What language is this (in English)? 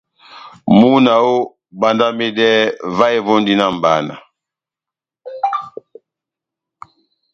Batanga